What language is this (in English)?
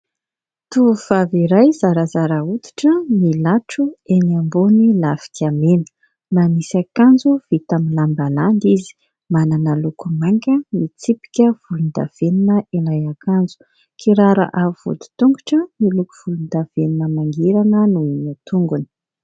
Malagasy